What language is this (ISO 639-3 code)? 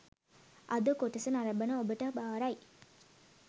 sin